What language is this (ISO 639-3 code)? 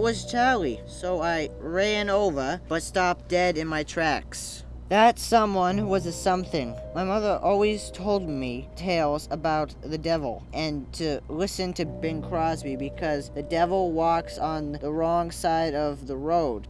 eng